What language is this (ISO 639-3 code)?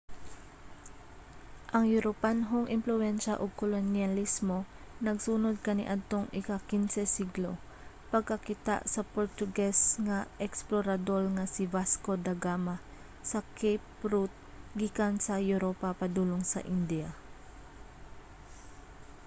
ceb